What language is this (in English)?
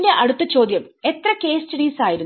Malayalam